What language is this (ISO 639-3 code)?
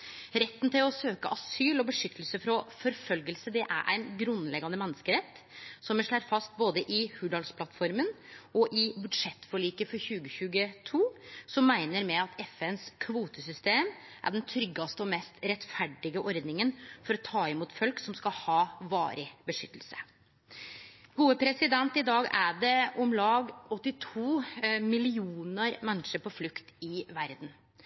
nno